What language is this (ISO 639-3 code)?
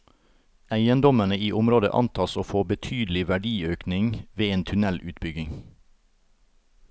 nor